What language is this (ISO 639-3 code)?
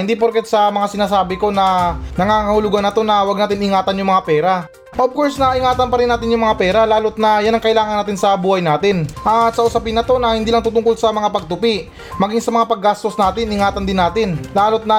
fil